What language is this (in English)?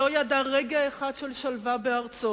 Hebrew